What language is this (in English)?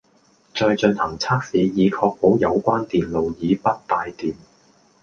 Cantonese